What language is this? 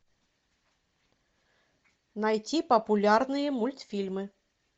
Russian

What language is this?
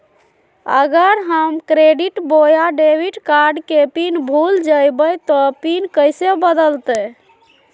Magahi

